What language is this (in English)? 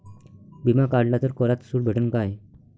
Marathi